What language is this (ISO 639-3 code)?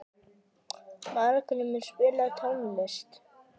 isl